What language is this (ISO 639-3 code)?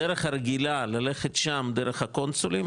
heb